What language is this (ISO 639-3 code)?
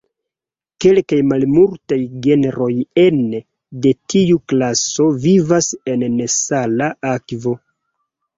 epo